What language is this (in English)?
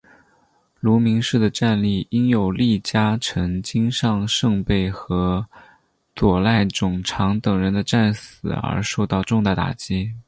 Chinese